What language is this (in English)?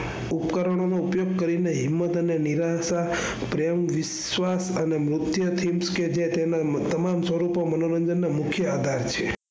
Gujarati